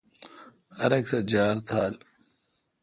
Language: Kalkoti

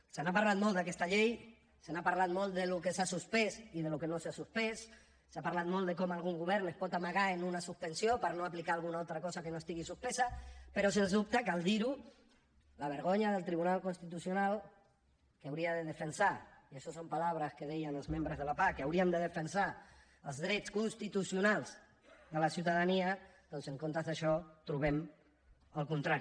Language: Catalan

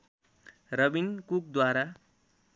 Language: Nepali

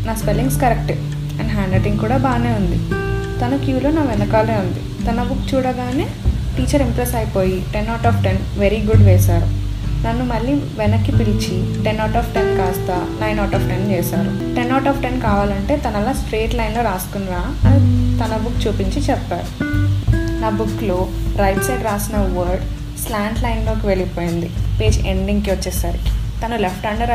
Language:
Telugu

